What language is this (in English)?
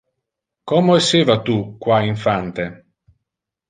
Interlingua